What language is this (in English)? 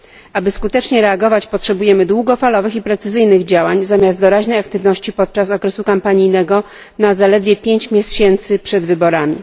Polish